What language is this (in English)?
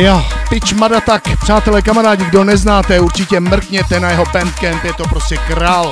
Czech